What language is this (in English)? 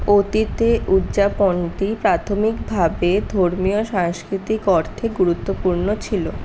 Bangla